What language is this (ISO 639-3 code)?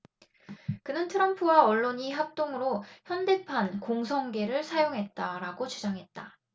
kor